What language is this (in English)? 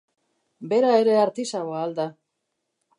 Basque